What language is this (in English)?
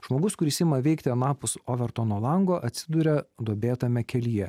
Lithuanian